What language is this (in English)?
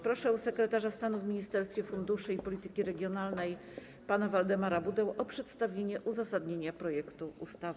Polish